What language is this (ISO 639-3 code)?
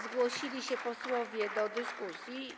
pol